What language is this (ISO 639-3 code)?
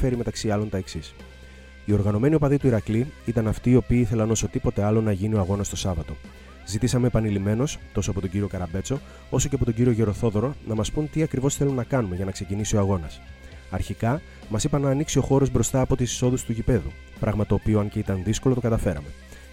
ell